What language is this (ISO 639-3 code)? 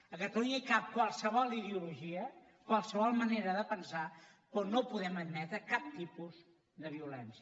cat